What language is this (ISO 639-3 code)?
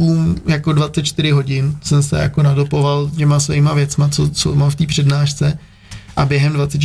ces